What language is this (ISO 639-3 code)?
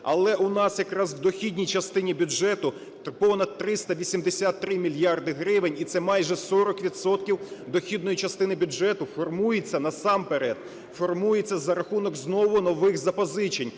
ukr